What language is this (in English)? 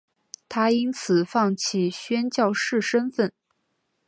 Chinese